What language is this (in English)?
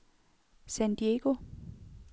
Danish